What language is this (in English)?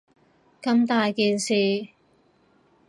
Cantonese